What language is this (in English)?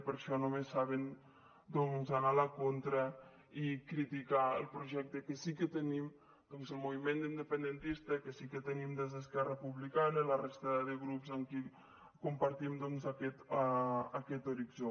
Catalan